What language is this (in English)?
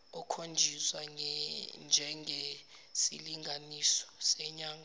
Zulu